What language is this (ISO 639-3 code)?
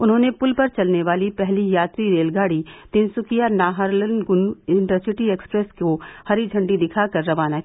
hin